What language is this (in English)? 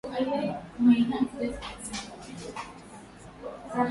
Swahili